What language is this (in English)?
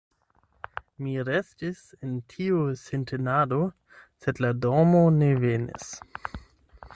Esperanto